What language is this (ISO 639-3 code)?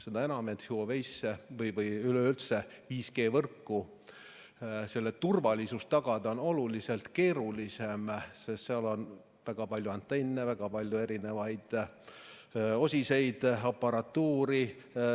est